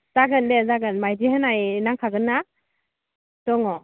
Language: Bodo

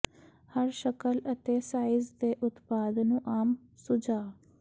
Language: Punjabi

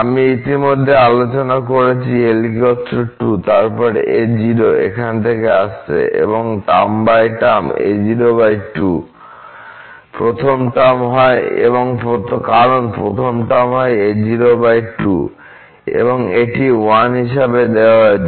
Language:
Bangla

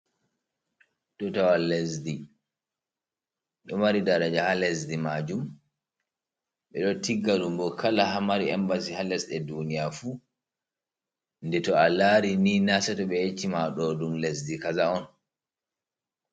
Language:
Fula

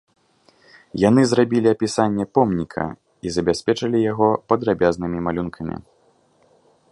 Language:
Belarusian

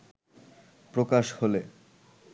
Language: Bangla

